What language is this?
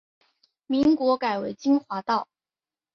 Chinese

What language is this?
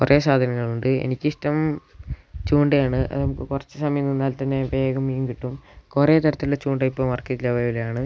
Malayalam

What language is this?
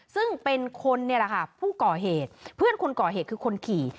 Thai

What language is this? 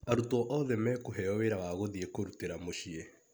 Kikuyu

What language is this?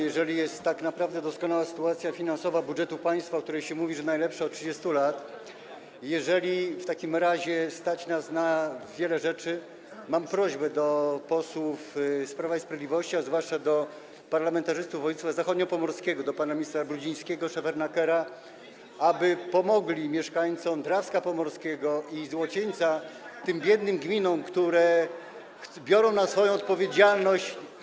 Polish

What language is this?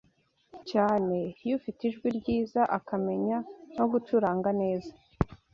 Kinyarwanda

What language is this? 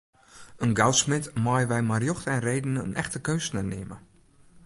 Western Frisian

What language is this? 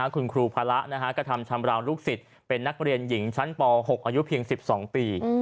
Thai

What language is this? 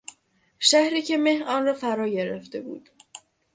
Persian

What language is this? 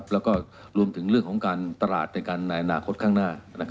Thai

